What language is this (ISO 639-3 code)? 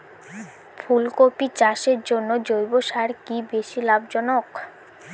ben